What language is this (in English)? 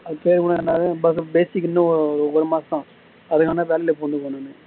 Tamil